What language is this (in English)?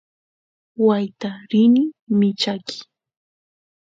Santiago del Estero Quichua